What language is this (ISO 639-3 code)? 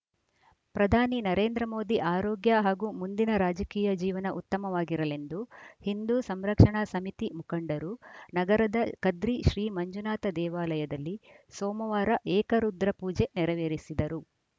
kan